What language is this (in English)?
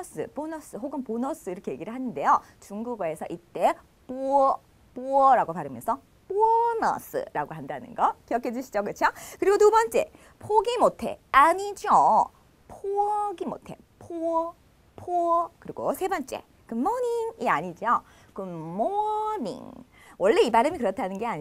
Korean